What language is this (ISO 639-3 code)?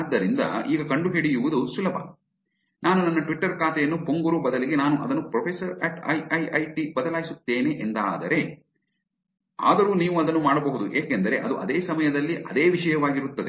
kan